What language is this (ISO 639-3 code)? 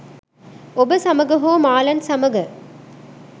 sin